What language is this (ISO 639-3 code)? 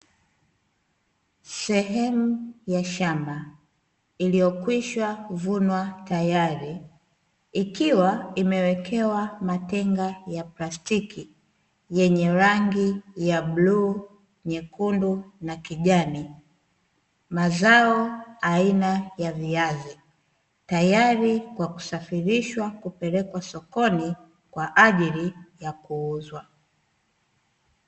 swa